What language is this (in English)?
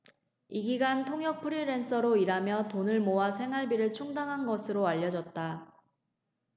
Korean